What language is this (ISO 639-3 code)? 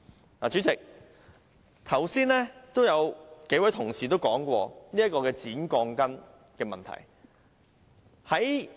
yue